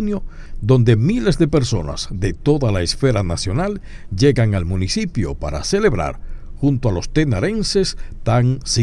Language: Spanish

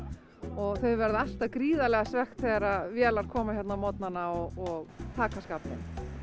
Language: Icelandic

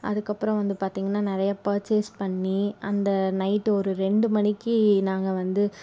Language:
Tamil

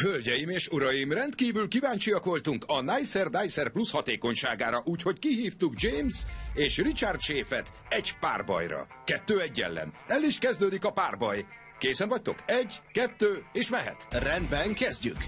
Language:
Hungarian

